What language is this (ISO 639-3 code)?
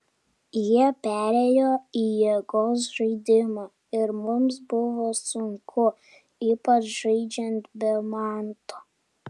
lit